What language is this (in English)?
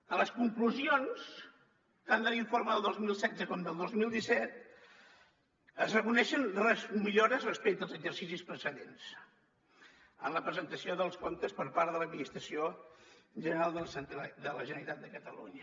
Catalan